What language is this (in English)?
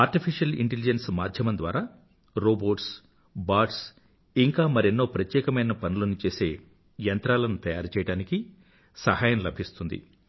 Telugu